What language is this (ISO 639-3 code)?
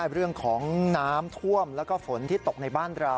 tha